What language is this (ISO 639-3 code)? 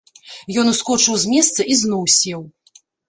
bel